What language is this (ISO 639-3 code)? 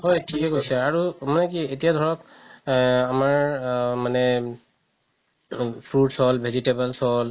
asm